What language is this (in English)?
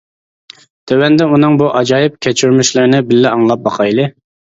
Uyghur